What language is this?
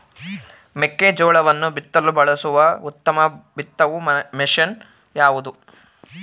Kannada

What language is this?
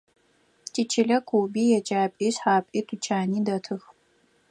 Adyghe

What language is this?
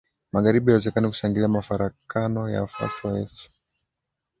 Swahili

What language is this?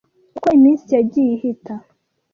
Kinyarwanda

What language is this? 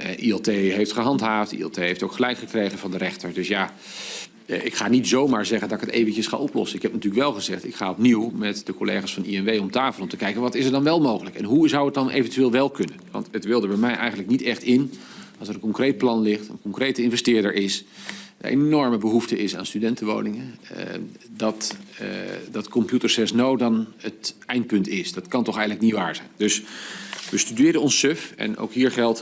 Dutch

